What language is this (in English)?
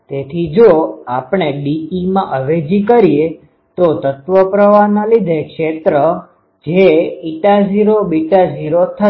Gujarati